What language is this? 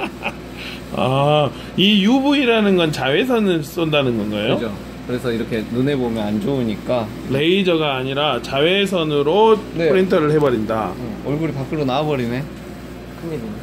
Korean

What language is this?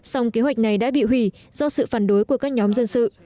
Vietnamese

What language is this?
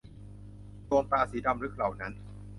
Thai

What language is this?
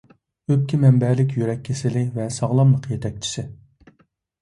Uyghur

